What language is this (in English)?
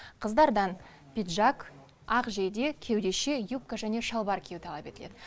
Kazakh